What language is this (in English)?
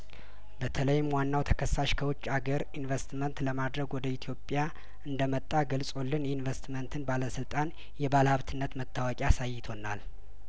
Amharic